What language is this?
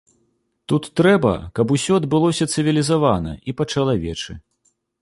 Belarusian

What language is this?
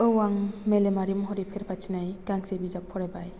Bodo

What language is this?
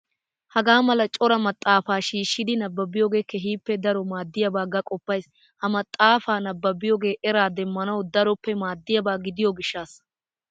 Wolaytta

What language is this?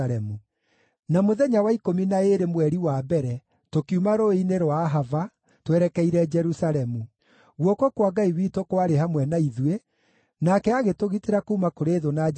Kikuyu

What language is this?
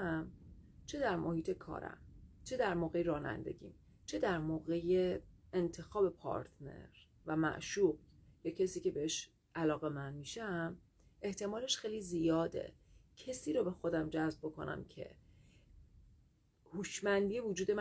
Persian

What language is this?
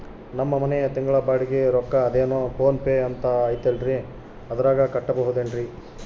Kannada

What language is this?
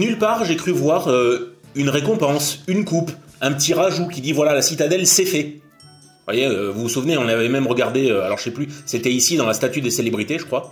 French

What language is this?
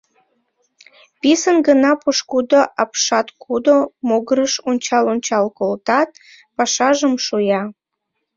Mari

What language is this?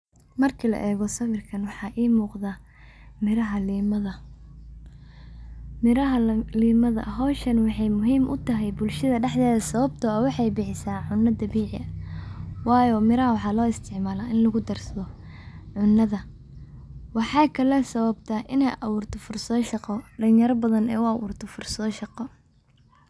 Somali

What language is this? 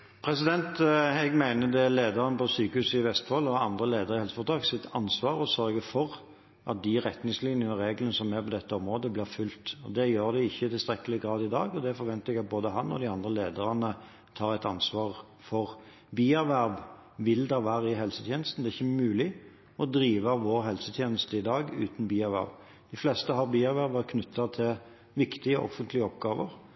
Norwegian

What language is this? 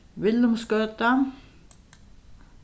Faroese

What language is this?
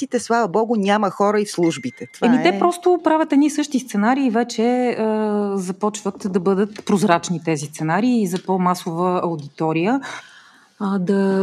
Bulgarian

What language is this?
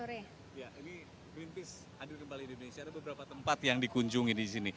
Indonesian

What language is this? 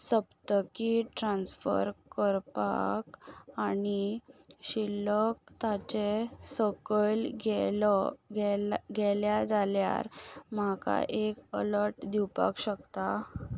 Konkani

